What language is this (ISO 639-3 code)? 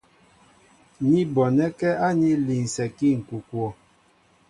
mbo